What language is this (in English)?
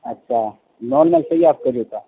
Urdu